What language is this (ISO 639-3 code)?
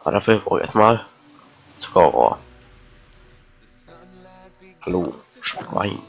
deu